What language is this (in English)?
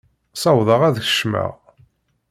Kabyle